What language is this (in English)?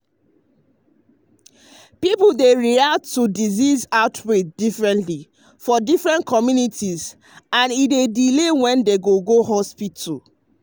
Nigerian Pidgin